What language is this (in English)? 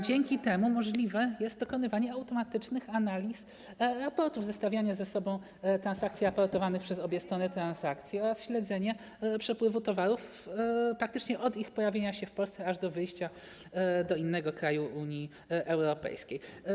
Polish